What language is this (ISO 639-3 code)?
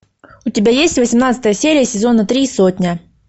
rus